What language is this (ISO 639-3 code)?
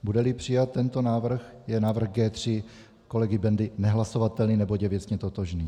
ces